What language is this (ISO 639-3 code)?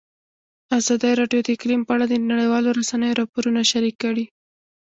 pus